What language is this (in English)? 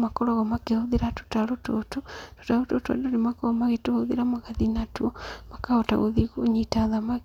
Kikuyu